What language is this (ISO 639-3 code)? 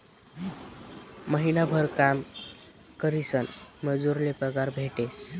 mar